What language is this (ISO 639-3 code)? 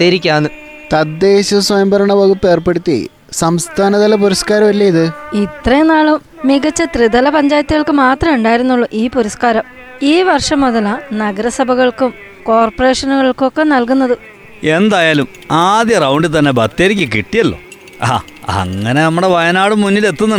mal